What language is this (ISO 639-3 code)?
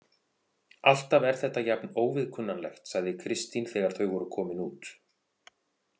isl